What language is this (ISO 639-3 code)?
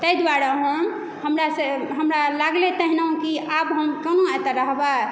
mai